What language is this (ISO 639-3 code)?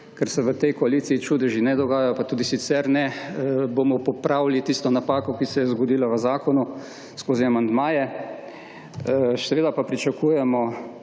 slv